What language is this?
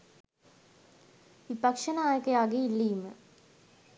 Sinhala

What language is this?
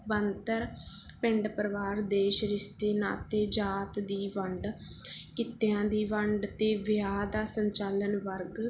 Punjabi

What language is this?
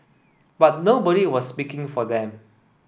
English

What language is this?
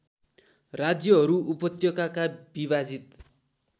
Nepali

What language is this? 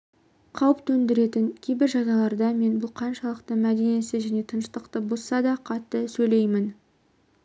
Kazakh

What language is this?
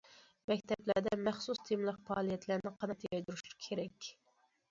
Uyghur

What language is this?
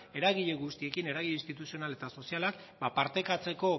Basque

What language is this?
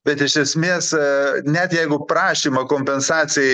Lithuanian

